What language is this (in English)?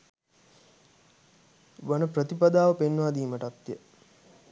Sinhala